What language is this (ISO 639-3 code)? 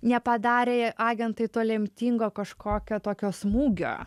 lit